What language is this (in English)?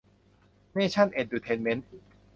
Thai